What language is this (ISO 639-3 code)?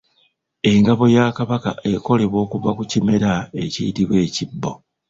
lug